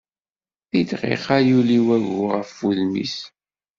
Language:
Kabyle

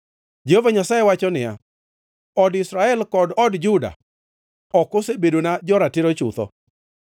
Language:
Luo (Kenya and Tanzania)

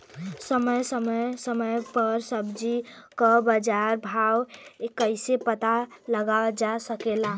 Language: Bhojpuri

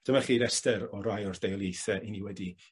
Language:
Welsh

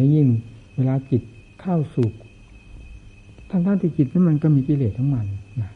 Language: Thai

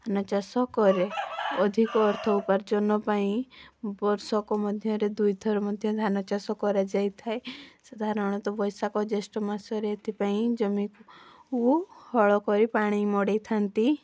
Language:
Odia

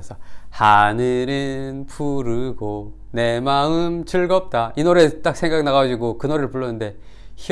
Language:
Korean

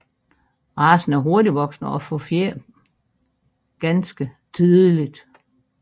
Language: Danish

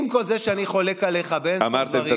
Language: Hebrew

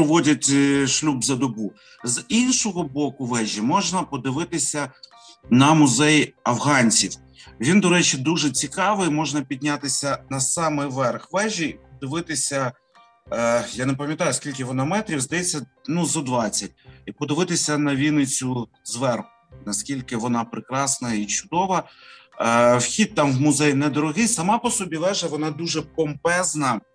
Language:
Ukrainian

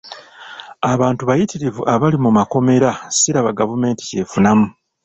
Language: Ganda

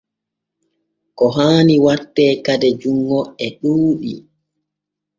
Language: Borgu Fulfulde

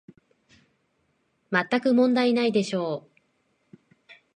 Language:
Japanese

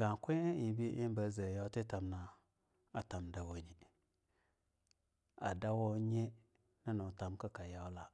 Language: Longuda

